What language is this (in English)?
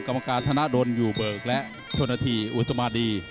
Thai